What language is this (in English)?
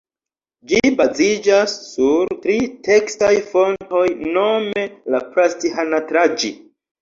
Esperanto